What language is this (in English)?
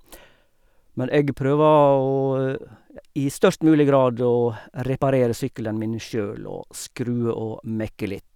Norwegian